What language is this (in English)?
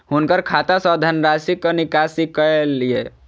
Maithili